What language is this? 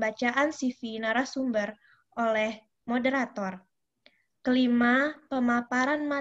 Indonesian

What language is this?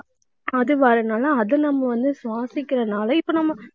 Tamil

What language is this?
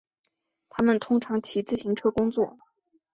Chinese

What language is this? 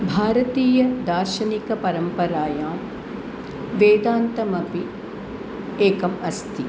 Sanskrit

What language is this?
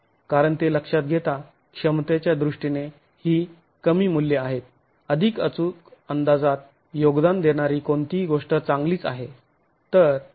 Marathi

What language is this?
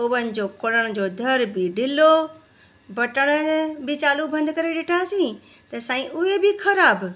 Sindhi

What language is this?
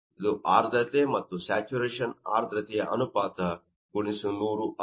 Kannada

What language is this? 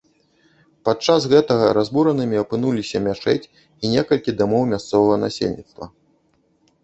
Belarusian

